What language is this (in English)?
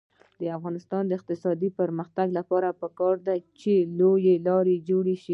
Pashto